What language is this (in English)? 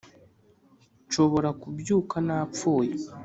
Kinyarwanda